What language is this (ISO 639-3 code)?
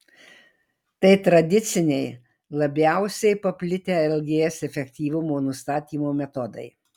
lit